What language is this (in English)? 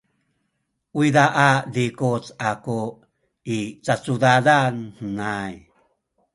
Sakizaya